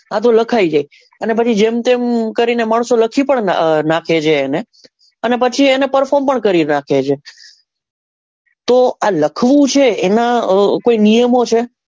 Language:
Gujarati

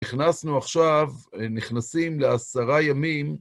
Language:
Hebrew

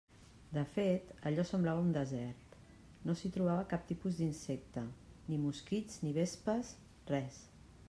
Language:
Catalan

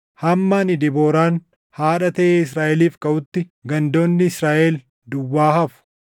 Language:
Oromo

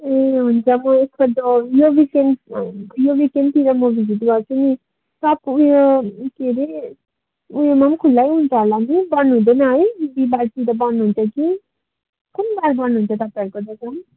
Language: Nepali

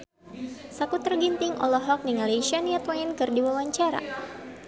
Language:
Sundanese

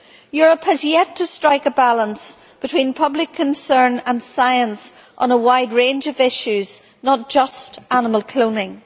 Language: English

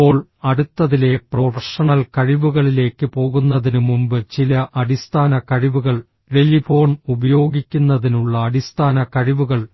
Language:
Malayalam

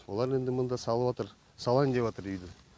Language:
Kazakh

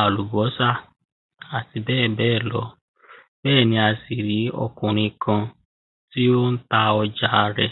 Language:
Yoruba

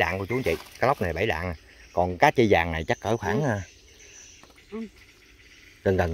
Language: Vietnamese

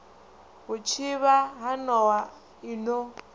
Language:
Venda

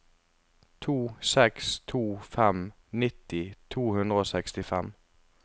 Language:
Norwegian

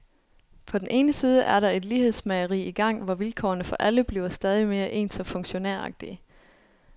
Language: Danish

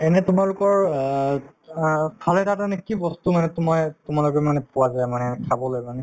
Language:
Assamese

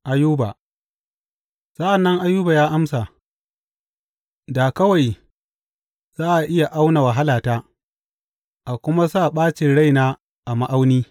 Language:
Hausa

